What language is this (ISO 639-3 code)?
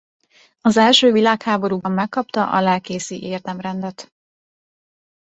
hun